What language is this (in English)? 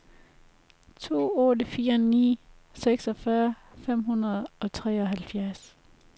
Danish